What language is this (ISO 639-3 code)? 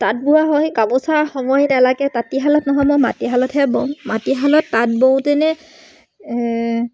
asm